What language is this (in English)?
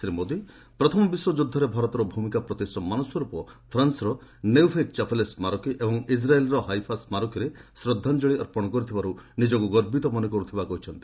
Odia